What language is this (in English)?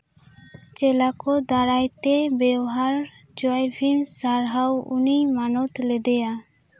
Santali